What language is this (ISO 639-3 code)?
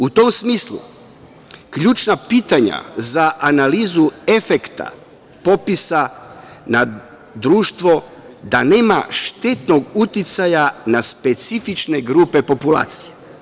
srp